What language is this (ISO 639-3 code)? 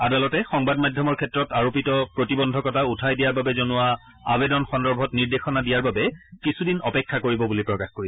asm